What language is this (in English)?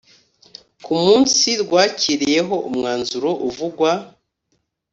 Kinyarwanda